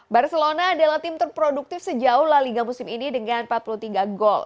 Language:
Indonesian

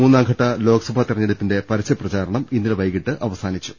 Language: Malayalam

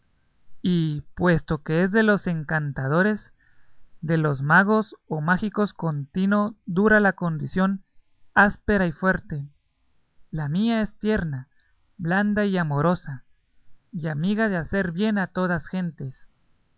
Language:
Spanish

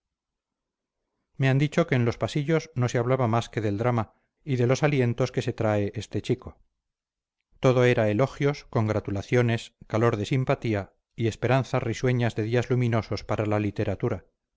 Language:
Spanish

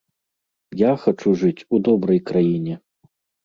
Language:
Belarusian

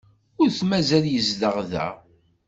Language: Kabyle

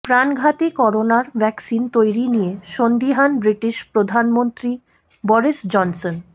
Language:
Bangla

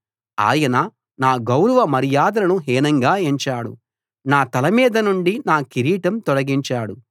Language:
Telugu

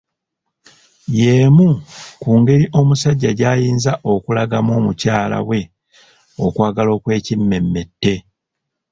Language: Ganda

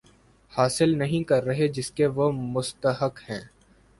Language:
Urdu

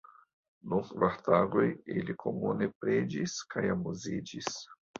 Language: Esperanto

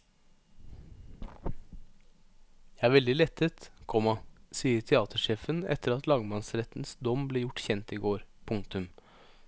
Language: Norwegian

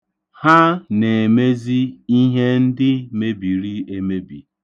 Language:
Igbo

